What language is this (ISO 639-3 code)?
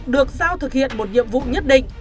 vie